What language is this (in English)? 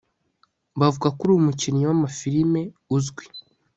Kinyarwanda